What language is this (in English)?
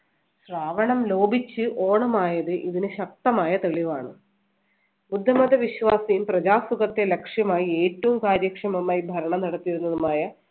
Malayalam